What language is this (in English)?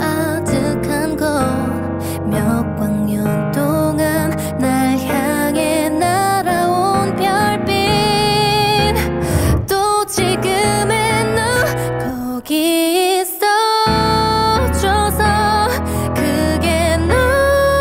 Korean